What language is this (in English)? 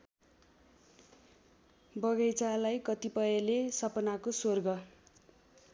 Nepali